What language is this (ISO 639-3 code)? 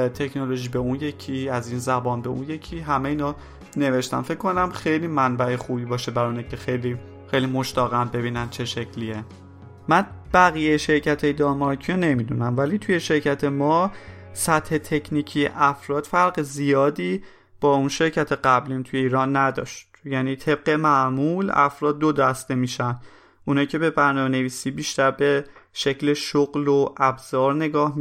fas